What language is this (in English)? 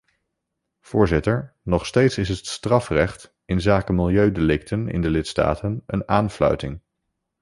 Dutch